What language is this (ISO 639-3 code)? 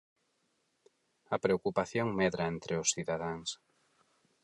glg